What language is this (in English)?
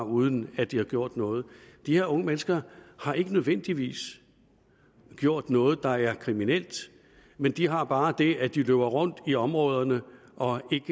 Danish